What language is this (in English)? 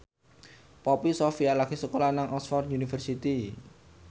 Javanese